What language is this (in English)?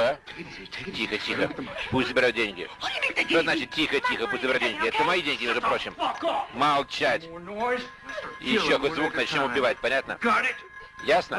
Russian